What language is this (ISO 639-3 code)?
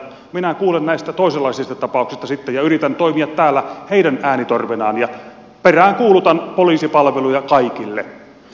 fin